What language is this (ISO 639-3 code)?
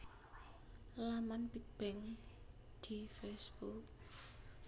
jav